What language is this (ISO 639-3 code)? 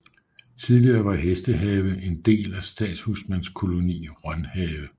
dan